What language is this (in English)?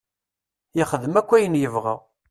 Kabyle